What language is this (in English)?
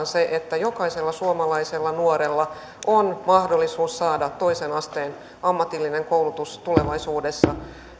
Finnish